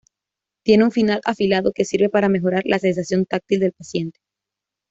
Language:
Spanish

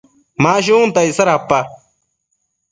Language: Matsés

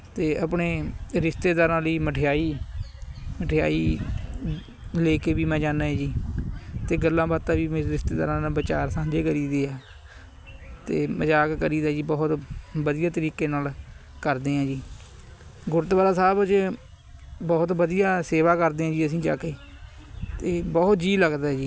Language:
Punjabi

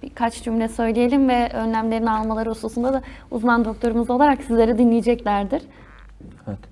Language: Turkish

